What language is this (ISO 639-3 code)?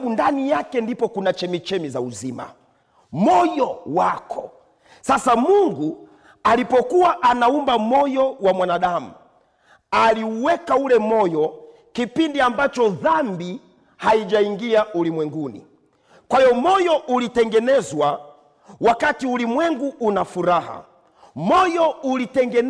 swa